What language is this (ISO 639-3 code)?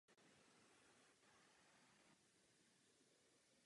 ces